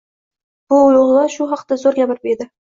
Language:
Uzbek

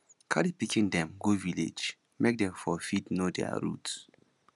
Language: Nigerian Pidgin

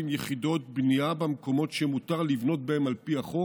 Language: Hebrew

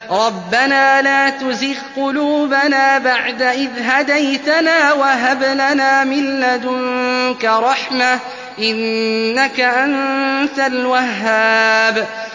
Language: Arabic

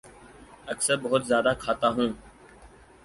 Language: Urdu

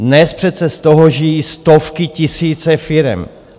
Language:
Czech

